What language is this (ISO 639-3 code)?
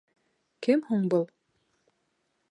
bak